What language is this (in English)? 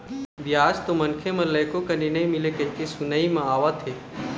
Chhattisgarhi